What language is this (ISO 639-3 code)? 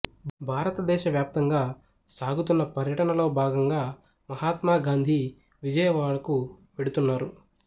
tel